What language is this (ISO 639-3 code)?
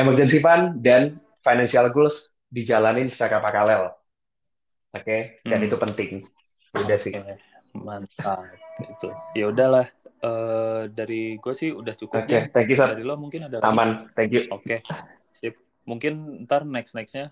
ind